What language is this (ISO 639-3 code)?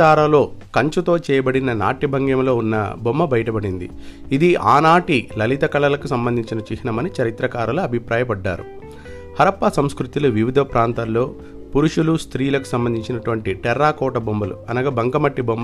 tel